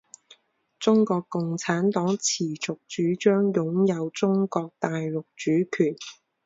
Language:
Chinese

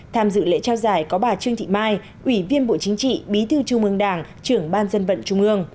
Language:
Vietnamese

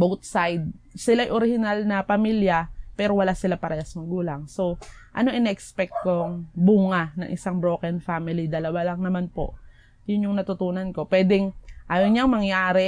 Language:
Filipino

